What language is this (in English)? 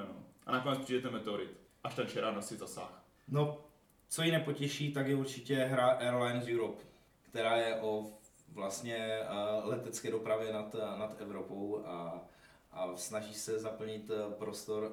Czech